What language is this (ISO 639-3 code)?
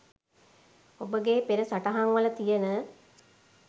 sin